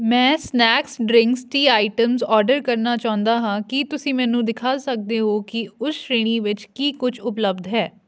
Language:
Punjabi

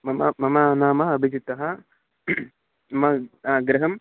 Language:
Sanskrit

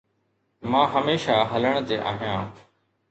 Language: Sindhi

